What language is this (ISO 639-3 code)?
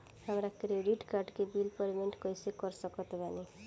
bho